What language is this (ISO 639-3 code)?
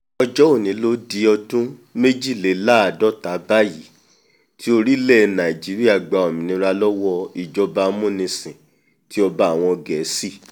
yor